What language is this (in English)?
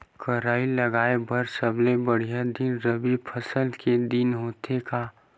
Chhattisgarhi